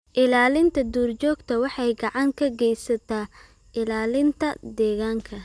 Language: Somali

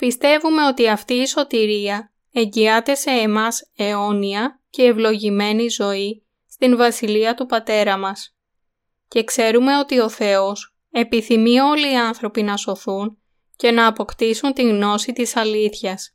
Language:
Greek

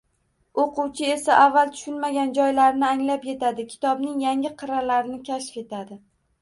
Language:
Uzbek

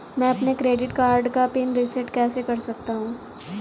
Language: Hindi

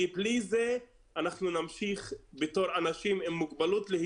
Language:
Hebrew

